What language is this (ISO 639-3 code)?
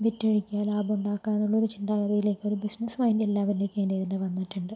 mal